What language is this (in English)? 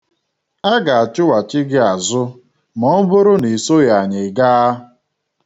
Igbo